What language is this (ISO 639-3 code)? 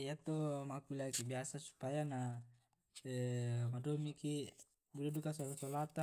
rob